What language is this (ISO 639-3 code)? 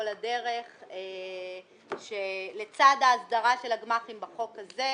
heb